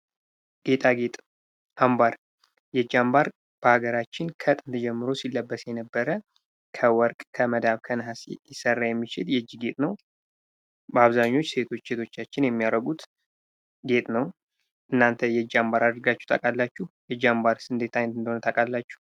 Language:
Amharic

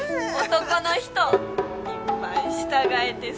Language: Japanese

